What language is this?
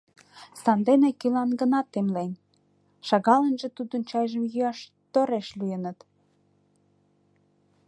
Mari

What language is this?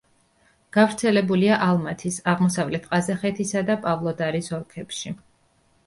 Georgian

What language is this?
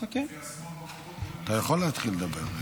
Hebrew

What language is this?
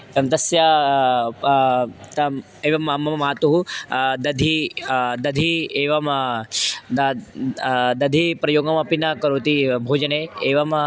Sanskrit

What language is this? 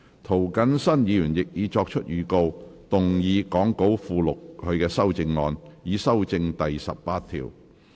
Cantonese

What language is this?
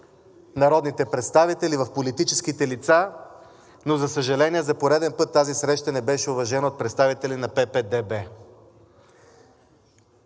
Bulgarian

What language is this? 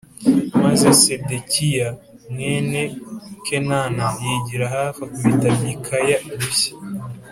Kinyarwanda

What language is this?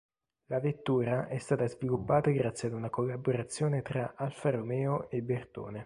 Italian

